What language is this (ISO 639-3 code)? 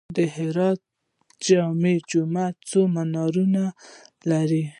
pus